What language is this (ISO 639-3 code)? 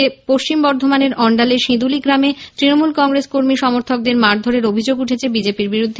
ben